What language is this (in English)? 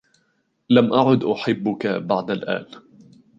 Arabic